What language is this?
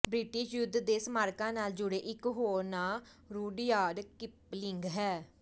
Punjabi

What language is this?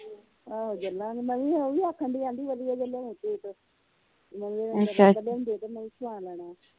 Punjabi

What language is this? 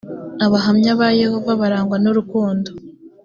Kinyarwanda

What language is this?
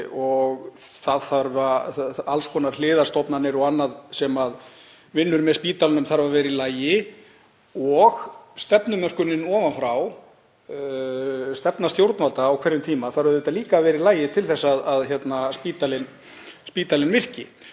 Icelandic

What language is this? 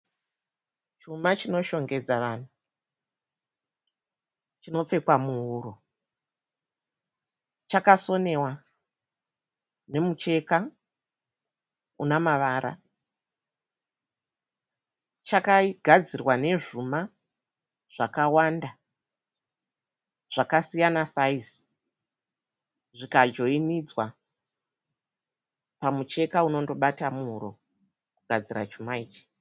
Shona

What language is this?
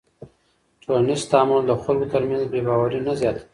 Pashto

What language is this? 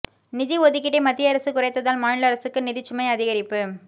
Tamil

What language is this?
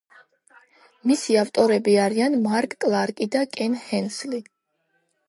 Georgian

